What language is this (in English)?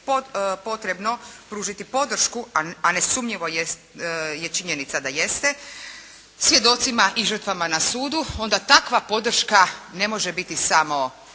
Croatian